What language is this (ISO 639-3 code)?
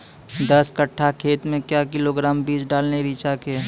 mai